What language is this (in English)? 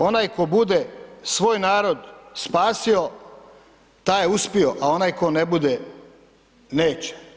Croatian